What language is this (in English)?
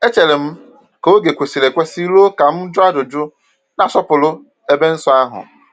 Igbo